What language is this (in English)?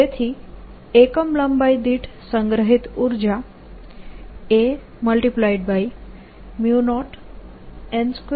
Gujarati